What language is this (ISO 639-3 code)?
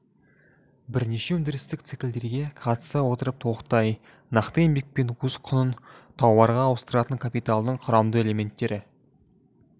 kaz